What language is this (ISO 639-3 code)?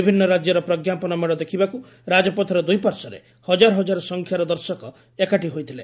ori